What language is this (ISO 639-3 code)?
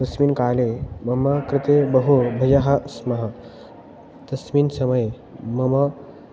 san